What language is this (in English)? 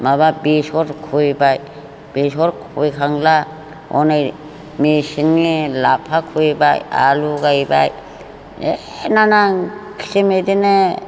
Bodo